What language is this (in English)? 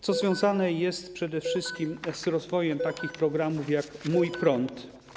Polish